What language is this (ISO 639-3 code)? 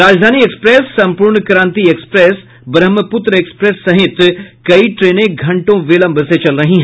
hin